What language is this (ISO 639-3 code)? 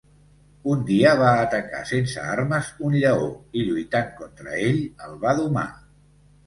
cat